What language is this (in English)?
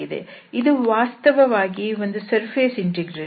Kannada